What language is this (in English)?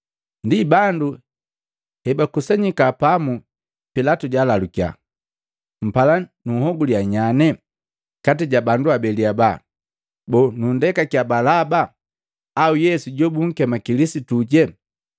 Matengo